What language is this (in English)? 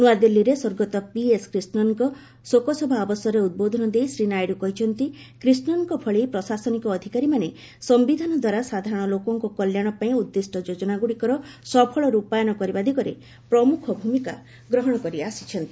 Odia